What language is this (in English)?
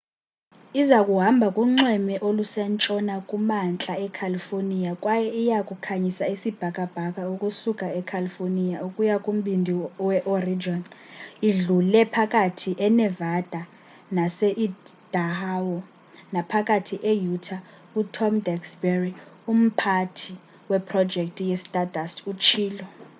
Xhosa